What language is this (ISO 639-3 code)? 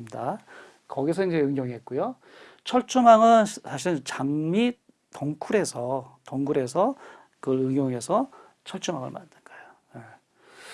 kor